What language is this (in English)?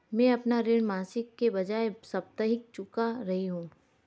Hindi